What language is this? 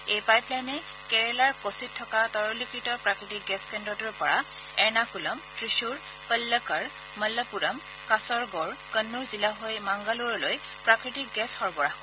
Assamese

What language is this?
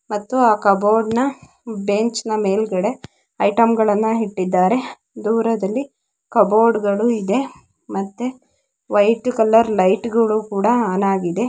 Kannada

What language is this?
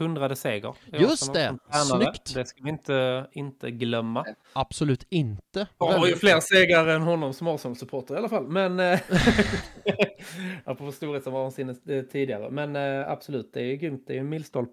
Swedish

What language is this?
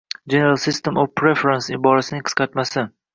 Uzbek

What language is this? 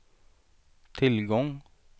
Swedish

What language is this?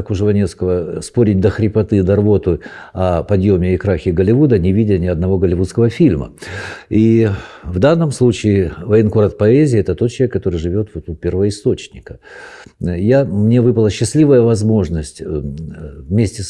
Russian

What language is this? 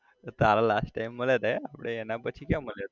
Gujarati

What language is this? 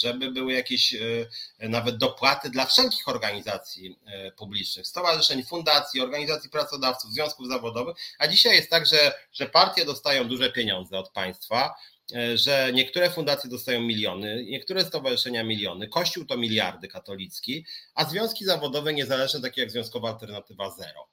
Polish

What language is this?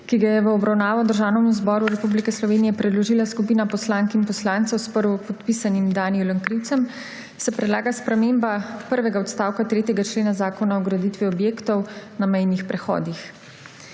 Slovenian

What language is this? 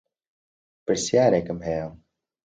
Central Kurdish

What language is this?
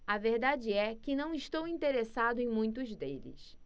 Portuguese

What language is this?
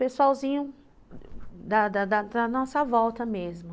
Portuguese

